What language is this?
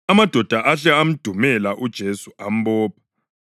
North Ndebele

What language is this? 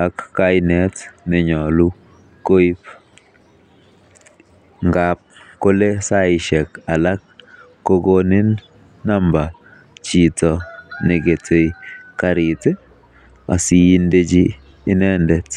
Kalenjin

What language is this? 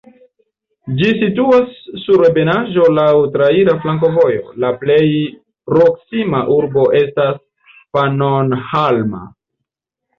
Esperanto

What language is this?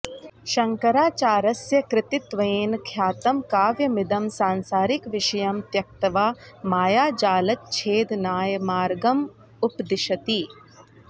Sanskrit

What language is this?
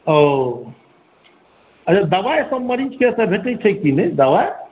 Maithili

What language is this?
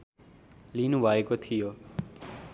Nepali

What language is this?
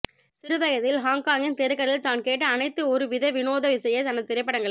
Tamil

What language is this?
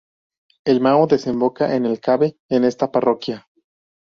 Spanish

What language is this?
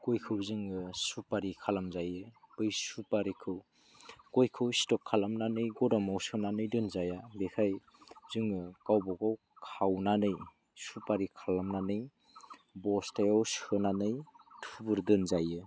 Bodo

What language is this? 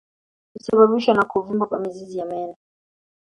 Swahili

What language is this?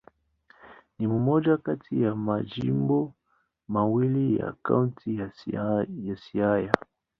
Swahili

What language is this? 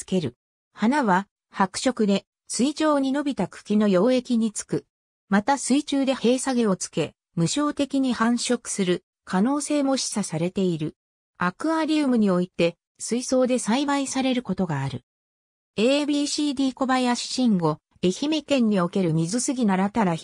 Japanese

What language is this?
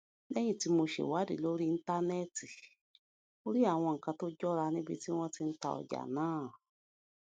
Yoruba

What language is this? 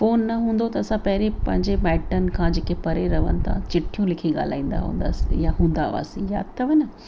Sindhi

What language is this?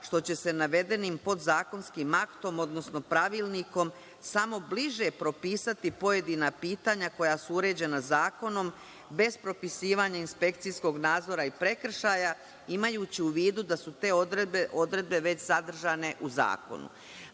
Serbian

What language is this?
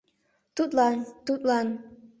Mari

